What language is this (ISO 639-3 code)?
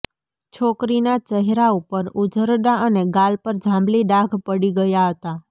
guj